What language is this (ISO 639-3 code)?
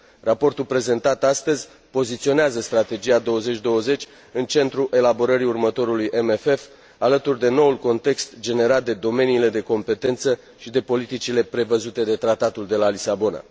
ron